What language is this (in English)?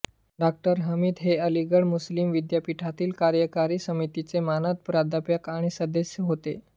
Marathi